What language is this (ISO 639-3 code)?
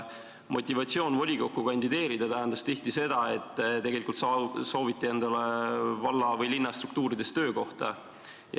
est